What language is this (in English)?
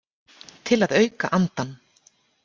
Icelandic